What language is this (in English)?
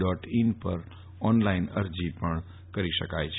Gujarati